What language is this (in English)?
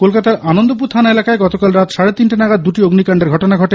Bangla